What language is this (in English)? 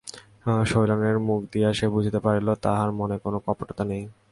Bangla